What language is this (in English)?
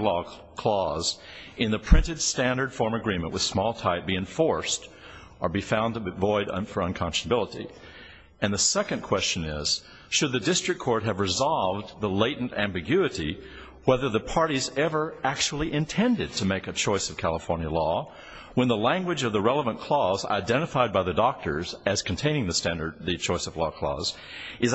English